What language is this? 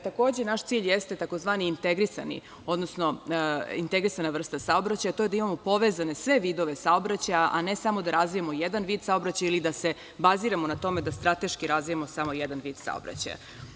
Serbian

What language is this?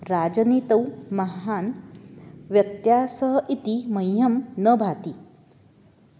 Sanskrit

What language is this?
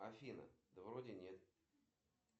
Russian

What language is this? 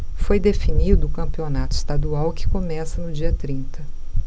Portuguese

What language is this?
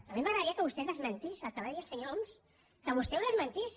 Catalan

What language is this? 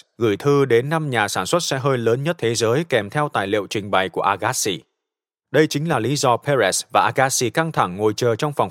Vietnamese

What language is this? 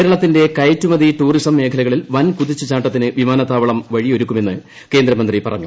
Malayalam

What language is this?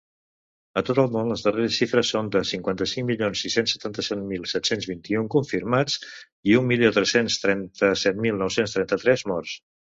Catalan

